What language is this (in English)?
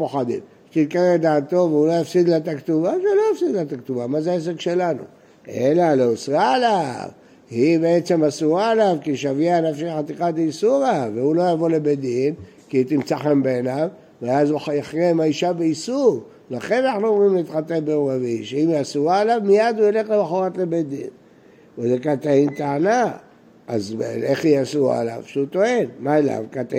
Hebrew